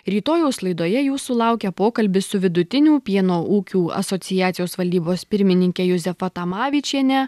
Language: Lithuanian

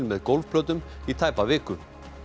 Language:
Icelandic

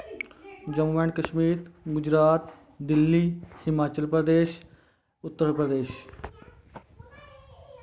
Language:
Dogri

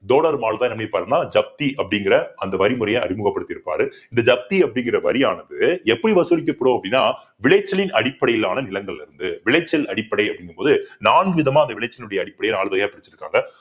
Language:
Tamil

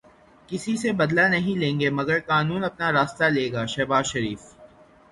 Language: Urdu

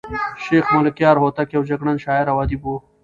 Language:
Pashto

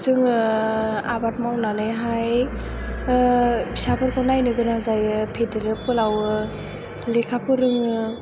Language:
Bodo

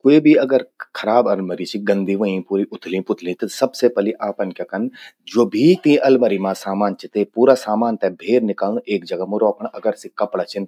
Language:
Garhwali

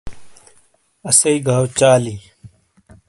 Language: Shina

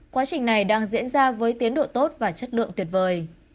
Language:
Vietnamese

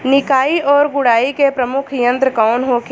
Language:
Bhojpuri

